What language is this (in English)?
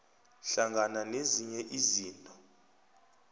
South Ndebele